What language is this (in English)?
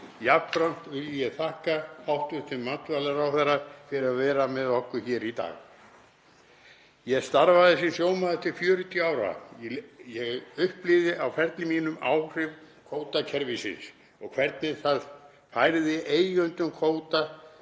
Icelandic